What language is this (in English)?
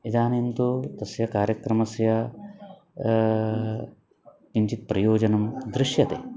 Sanskrit